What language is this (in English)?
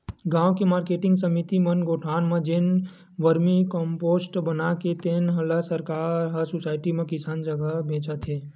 Chhattisgarhi